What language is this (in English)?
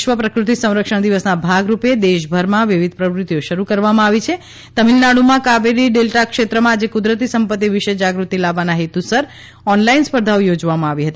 Gujarati